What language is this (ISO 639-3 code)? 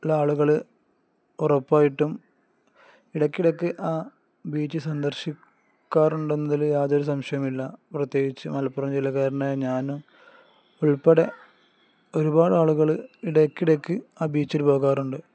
mal